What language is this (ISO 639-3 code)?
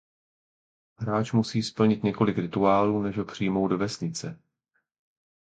ces